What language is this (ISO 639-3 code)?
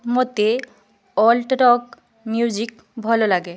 ori